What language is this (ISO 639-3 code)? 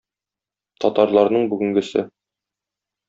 tat